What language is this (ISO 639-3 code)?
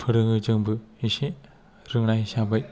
brx